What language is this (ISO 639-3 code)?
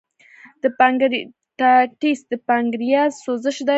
pus